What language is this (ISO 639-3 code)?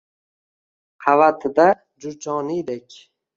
uzb